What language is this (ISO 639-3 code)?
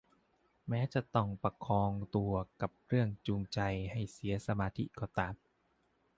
tha